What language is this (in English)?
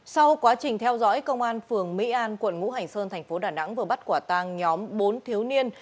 Vietnamese